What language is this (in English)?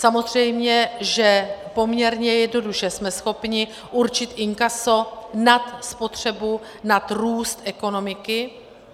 Czech